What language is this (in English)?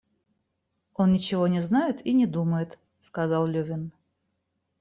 Russian